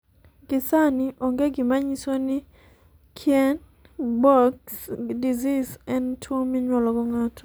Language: Luo (Kenya and Tanzania)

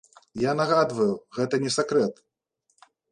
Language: Belarusian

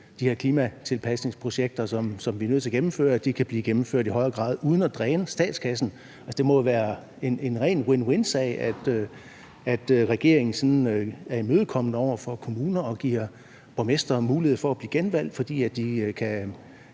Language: Danish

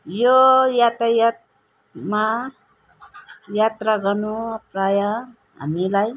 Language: Nepali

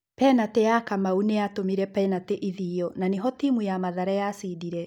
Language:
Kikuyu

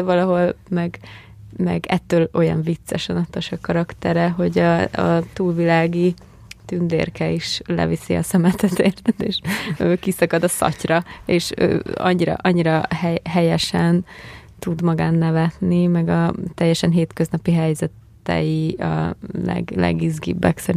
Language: Hungarian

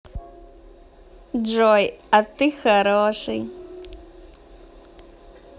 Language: Russian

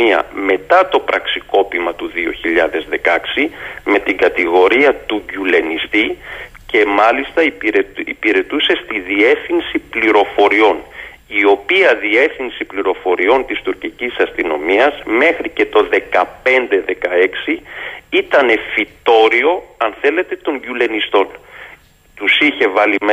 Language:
Greek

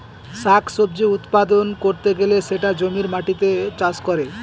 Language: Bangla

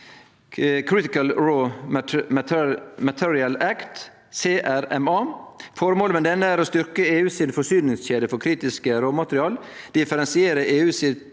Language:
Norwegian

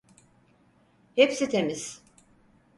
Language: Turkish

